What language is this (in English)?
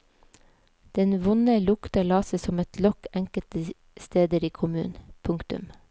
Norwegian